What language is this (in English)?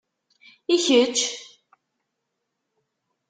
Kabyle